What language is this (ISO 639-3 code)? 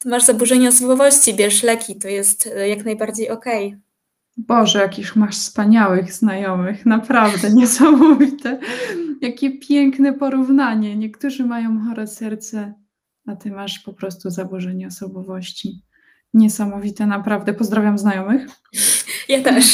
pol